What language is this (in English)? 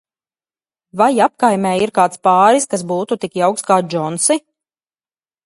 Latvian